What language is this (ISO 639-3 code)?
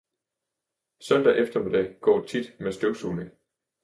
dan